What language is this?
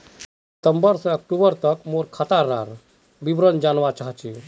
Magahi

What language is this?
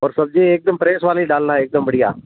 Hindi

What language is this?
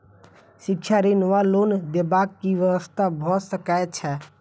Maithili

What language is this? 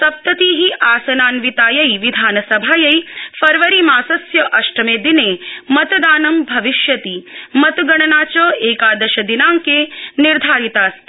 Sanskrit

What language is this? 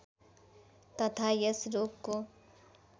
Nepali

